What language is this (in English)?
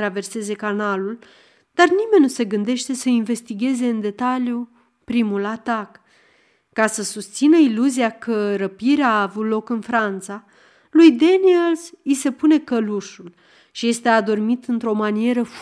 Romanian